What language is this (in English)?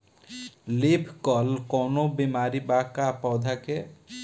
Bhojpuri